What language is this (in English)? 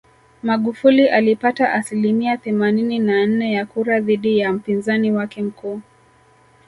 Swahili